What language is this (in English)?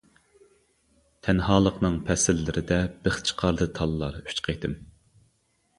Uyghur